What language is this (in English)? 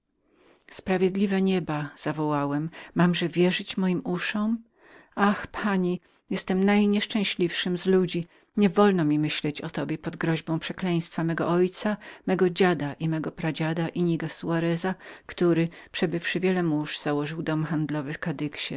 Polish